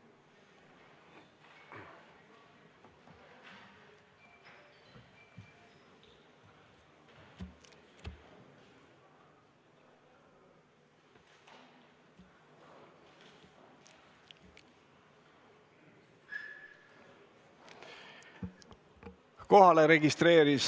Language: Estonian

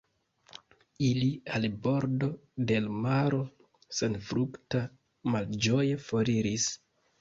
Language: Esperanto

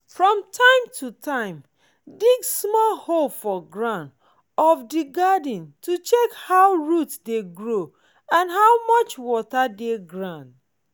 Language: Nigerian Pidgin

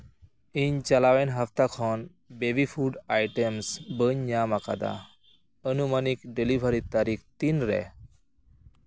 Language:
Santali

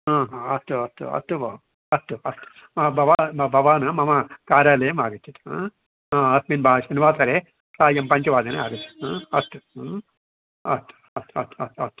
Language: Sanskrit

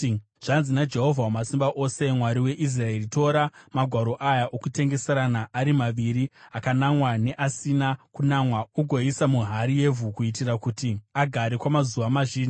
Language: Shona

